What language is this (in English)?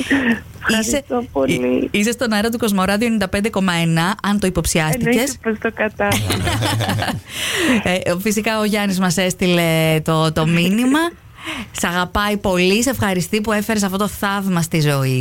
Greek